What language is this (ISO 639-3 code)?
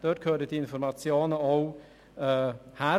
gsw